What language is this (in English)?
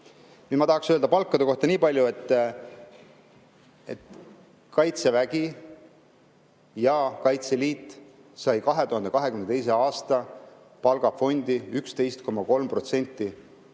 Estonian